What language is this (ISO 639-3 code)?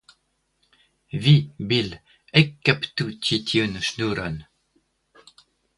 epo